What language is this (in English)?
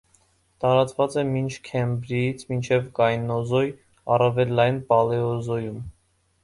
Armenian